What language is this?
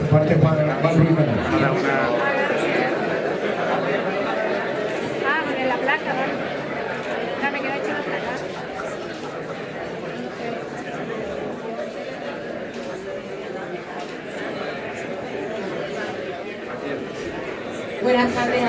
Spanish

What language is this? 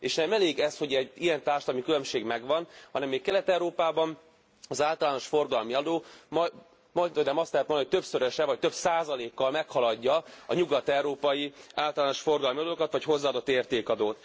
Hungarian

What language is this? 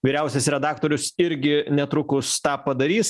Lithuanian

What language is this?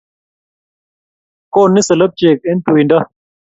Kalenjin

